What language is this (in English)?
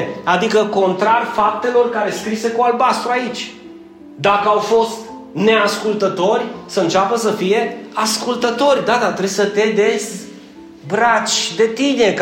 Romanian